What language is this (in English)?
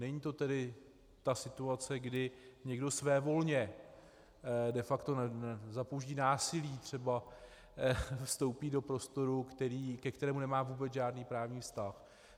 Czech